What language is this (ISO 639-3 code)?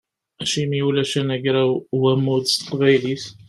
kab